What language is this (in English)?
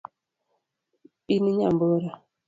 Luo (Kenya and Tanzania)